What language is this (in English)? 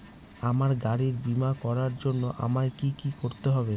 Bangla